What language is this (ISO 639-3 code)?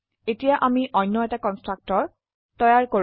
asm